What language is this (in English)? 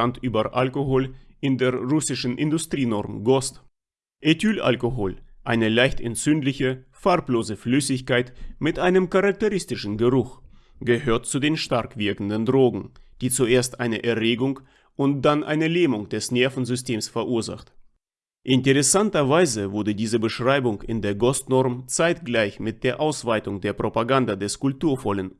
German